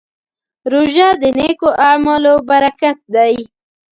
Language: Pashto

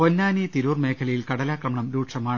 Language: Malayalam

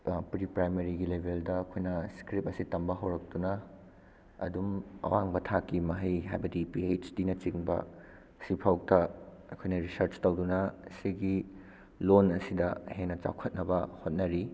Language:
Manipuri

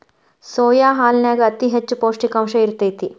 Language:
Kannada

